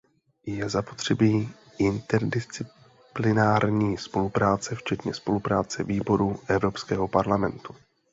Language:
Czech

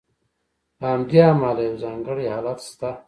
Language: Pashto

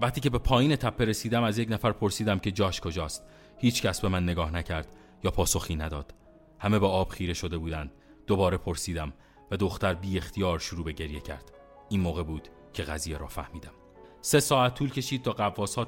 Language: Persian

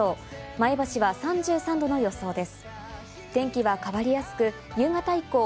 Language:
Japanese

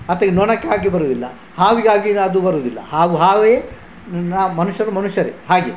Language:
Kannada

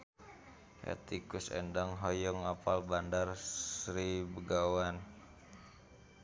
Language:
Sundanese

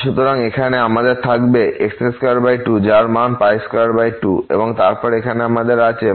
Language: Bangla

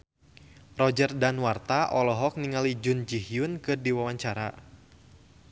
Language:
Sundanese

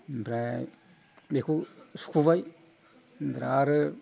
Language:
Bodo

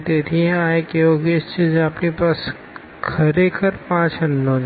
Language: Gujarati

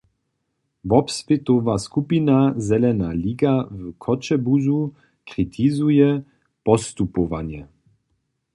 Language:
Upper Sorbian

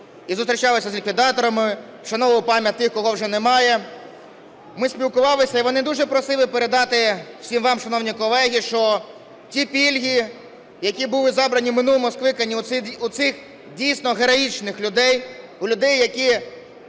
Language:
Ukrainian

